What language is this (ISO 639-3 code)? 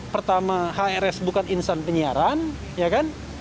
ind